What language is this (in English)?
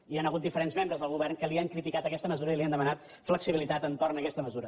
Catalan